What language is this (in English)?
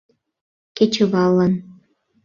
Mari